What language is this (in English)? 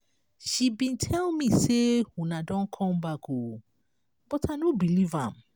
Nigerian Pidgin